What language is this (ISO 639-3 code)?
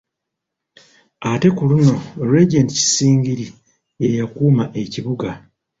lug